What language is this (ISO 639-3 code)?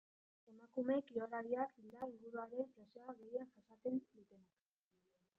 eus